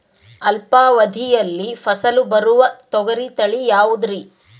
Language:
Kannada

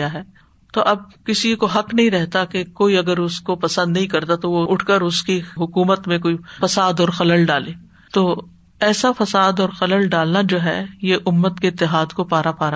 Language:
Urdu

